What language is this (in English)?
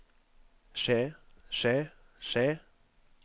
Norwegian